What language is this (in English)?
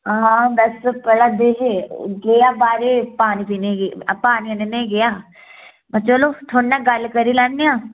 Dogri